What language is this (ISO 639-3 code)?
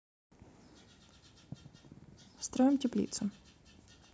rus